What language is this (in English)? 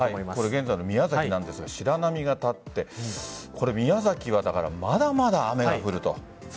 Japanese